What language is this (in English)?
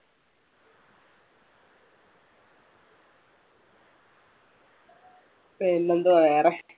Malayalam